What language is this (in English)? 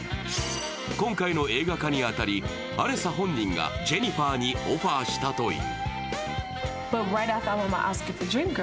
Japanese